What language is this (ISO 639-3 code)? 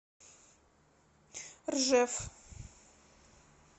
rus